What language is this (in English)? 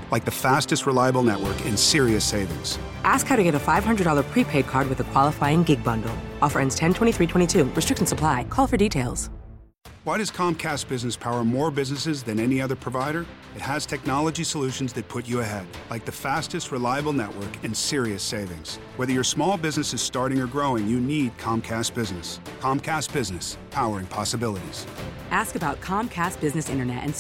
Filipino